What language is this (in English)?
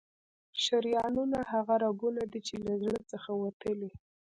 Pashto